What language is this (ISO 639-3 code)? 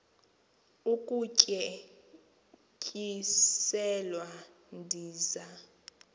xho